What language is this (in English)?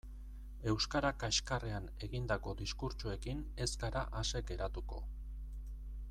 Basque